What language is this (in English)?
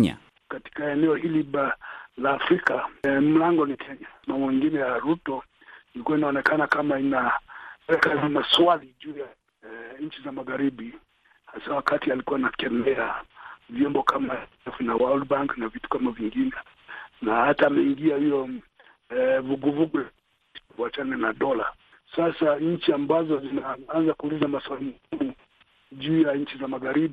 Swahili